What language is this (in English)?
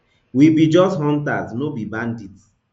Nigerian Pidgin